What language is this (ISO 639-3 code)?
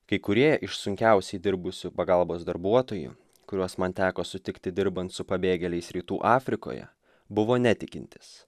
lit